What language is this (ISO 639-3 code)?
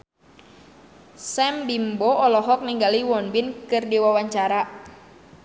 sun